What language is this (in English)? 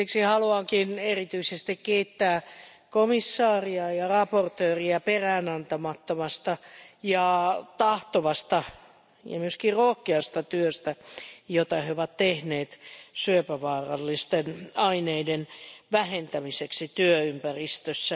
Finnish